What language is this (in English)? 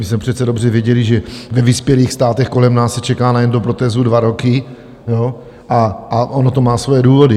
Czech